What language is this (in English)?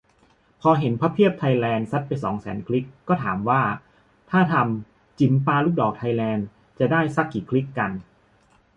Thai